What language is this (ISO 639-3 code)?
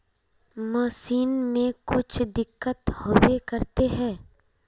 mag